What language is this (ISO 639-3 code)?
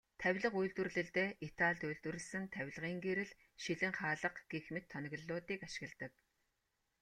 mon